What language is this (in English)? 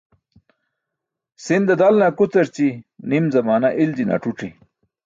Burushaski